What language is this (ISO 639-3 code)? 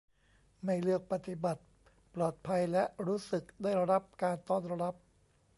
tha